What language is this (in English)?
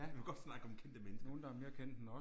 Danish